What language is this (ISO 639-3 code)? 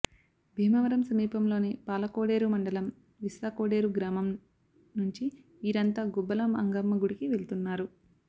tel